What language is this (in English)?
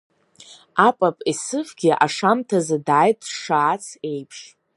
Abkhazian